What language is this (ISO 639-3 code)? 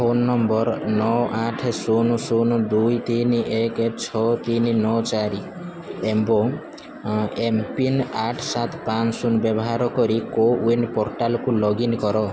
ori